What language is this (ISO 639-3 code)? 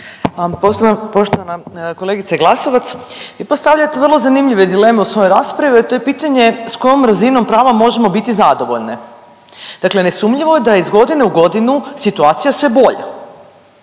hrv